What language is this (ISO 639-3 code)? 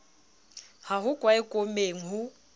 sot